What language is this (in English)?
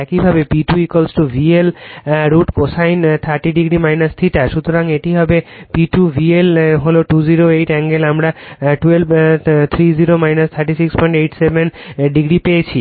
Bangla